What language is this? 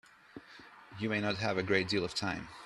English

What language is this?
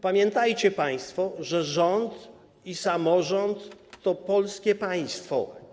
Polish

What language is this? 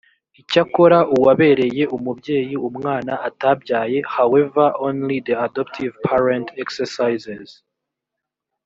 Kinyarwanda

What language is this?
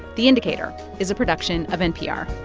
English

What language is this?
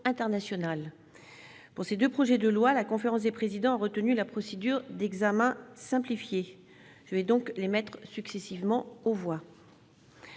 French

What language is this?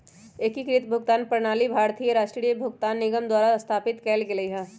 Magahi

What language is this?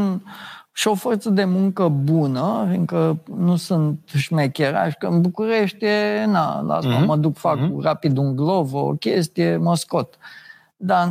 Romanian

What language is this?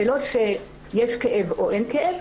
Hebrew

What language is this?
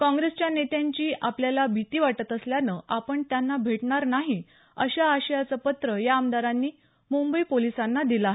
Marathi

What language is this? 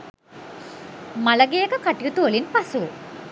Sinhala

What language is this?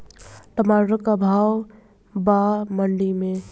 Bhojpuri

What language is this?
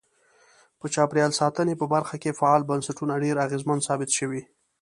Pashto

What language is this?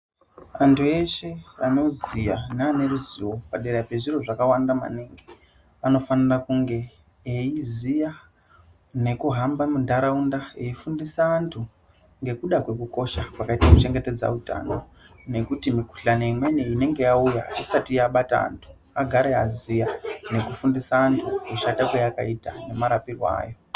Ndau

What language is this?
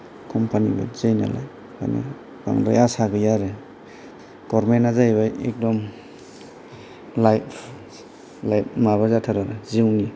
Bodo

